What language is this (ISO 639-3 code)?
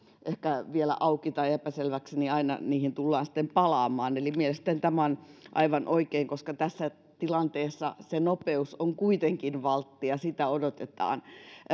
fin